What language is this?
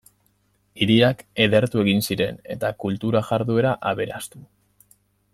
Basque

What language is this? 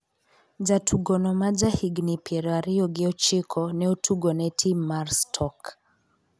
Luo (Kenya and Tanzania)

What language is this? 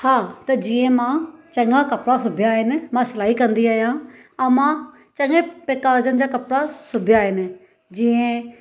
Sindhi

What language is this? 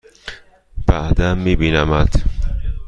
Persian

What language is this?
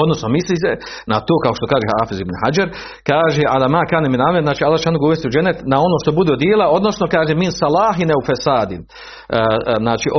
Croatian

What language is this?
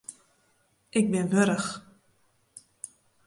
Western Frisian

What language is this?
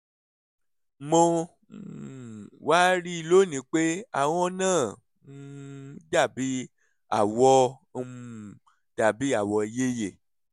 Yoruba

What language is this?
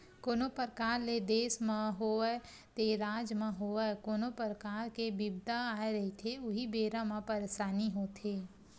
Chhattisgarhi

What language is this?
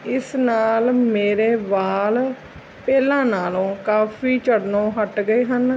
Punjabi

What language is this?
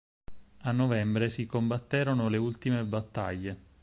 Italian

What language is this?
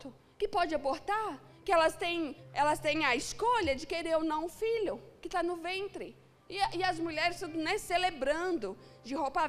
Portuguese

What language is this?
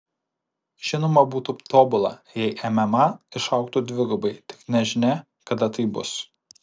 Lithuanian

